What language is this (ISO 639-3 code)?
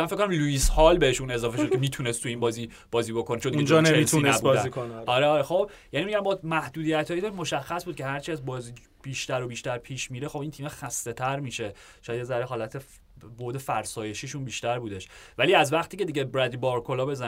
fas